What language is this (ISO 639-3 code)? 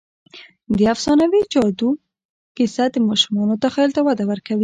pus